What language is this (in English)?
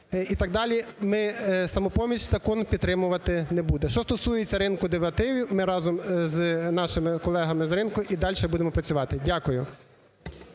Ukrainian